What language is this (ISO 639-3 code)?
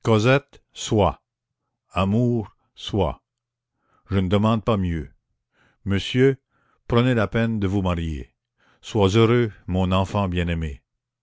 fra